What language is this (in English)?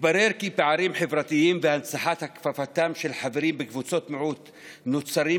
Hebrew